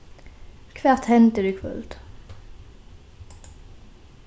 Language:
Faroese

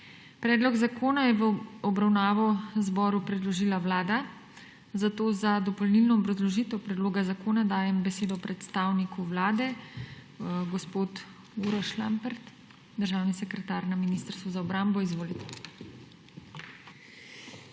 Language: Slovenian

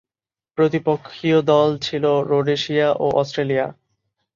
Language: Bangla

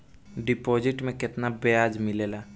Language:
Bhojpuri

